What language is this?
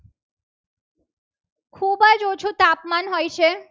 Gujarati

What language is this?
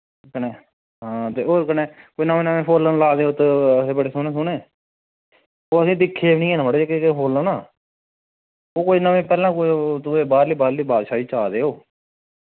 Dogri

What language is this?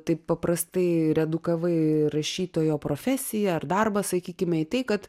Lithuanian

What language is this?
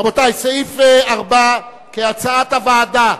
Hebrew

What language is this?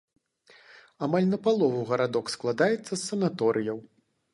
Belarusian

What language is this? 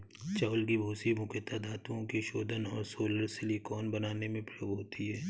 Hindi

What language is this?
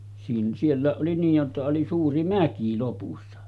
Finnish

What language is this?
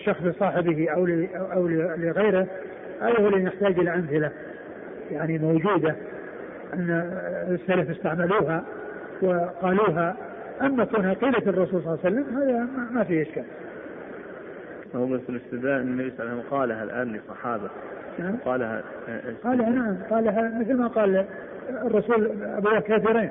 Arabic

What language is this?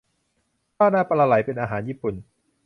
Thai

